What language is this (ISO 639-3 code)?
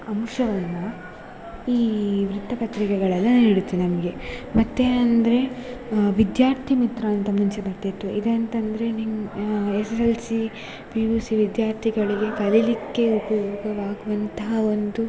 kan